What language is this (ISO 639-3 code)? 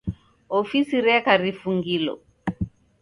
dav